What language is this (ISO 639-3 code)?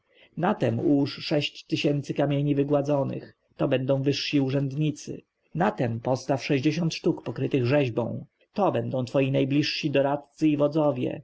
pol